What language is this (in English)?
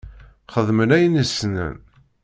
Kabyle